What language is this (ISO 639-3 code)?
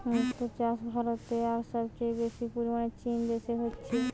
ben